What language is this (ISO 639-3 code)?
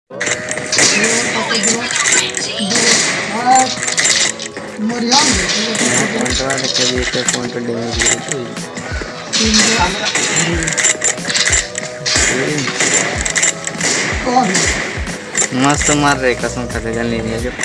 hin